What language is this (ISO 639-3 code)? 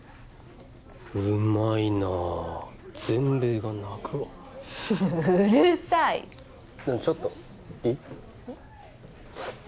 jpn